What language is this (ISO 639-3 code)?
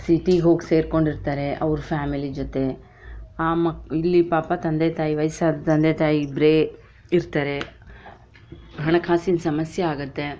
kan